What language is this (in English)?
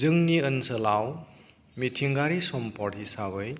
Bodo